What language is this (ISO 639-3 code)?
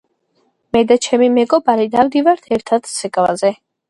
kat